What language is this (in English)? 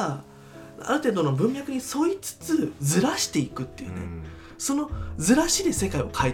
Japanese